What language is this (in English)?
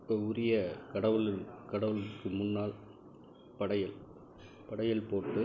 Tamil